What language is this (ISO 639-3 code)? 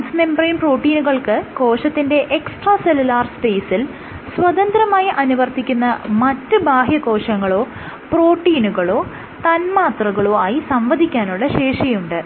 mal